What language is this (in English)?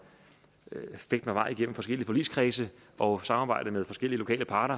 Danish